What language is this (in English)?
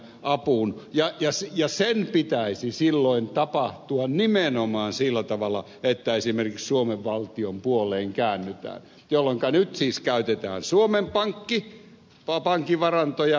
Finnish